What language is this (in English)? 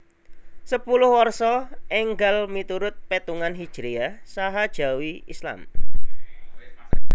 Javanese